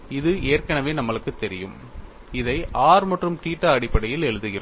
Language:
Tamil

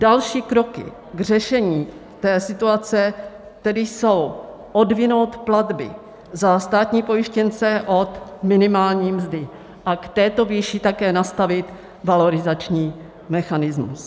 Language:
Czech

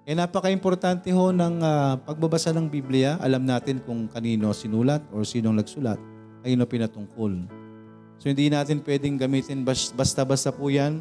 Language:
Filipino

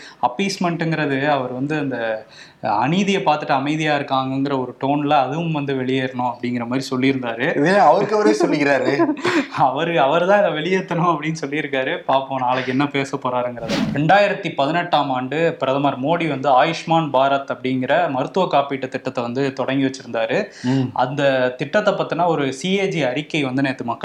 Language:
Tamil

